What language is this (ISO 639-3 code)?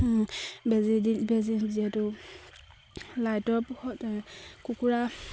asm